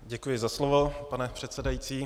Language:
Czech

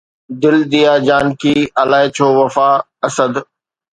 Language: Sindhi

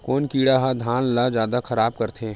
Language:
Chhattisgarhi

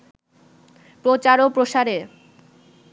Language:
Bangla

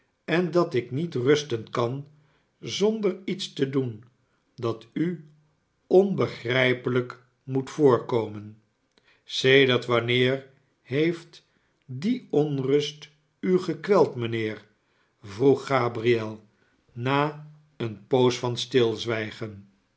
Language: Dutch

